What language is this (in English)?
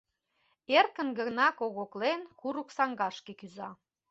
Mari